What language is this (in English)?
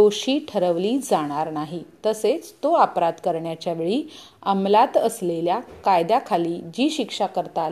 Hindi